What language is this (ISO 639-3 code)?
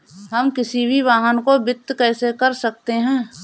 hin